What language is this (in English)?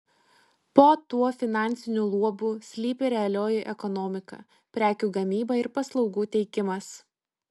Lithuanian